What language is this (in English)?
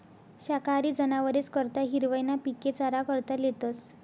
Marathi